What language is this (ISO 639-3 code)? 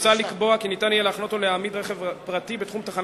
heb